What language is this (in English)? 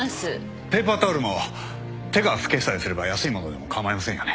Japanese